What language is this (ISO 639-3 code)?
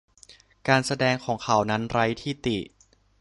tha